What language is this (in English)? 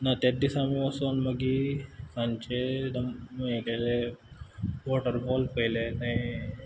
Konkani